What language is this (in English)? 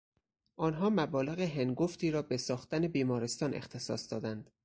Persian